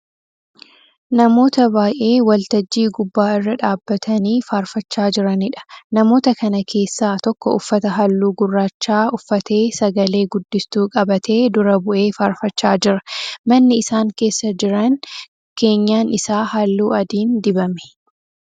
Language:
Oromo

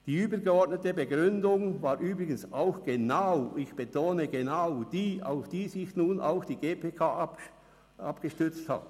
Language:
Swiss German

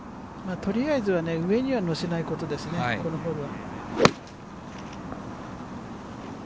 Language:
Japanese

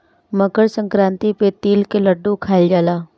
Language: Bhojpuri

